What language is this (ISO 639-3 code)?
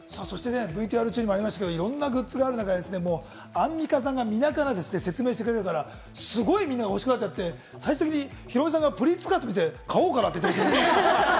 jpn